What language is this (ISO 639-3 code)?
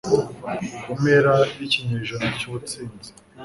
kin